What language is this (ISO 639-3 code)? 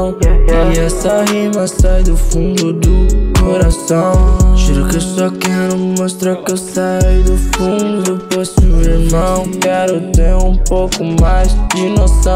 ron